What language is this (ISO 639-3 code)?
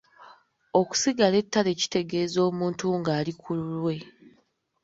lug